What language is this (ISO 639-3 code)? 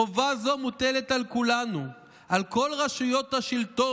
heb